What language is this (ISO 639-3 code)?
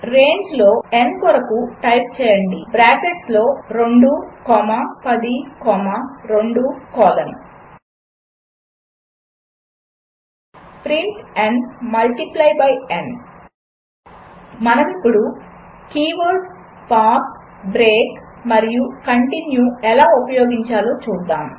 tel